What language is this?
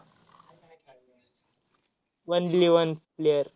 Marathi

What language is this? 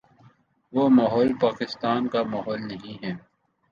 Urdu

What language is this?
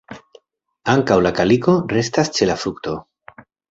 Esperanto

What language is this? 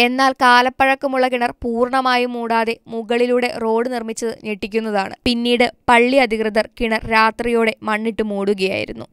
Malayalam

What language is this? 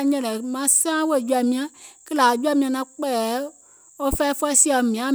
Gola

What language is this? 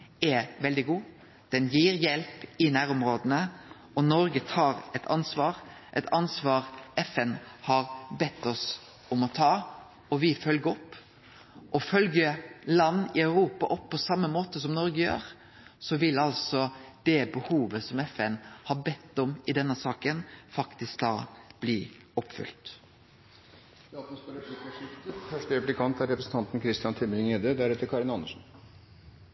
Norwegian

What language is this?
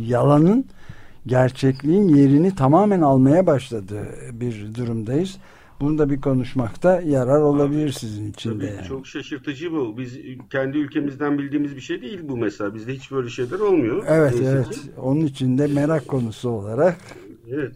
Turkish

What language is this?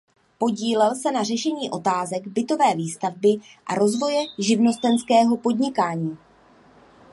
Czech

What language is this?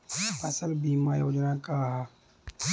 Bhojpuri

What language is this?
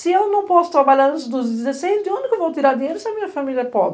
Portuguese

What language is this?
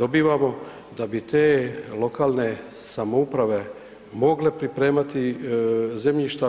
Croatian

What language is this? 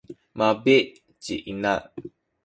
Sakizaya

